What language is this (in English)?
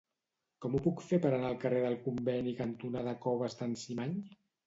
Catalan